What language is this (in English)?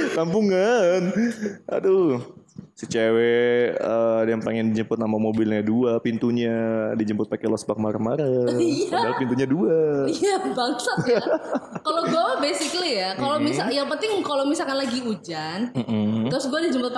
Indonesian